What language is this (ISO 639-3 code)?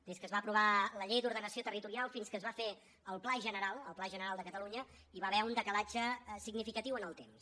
cat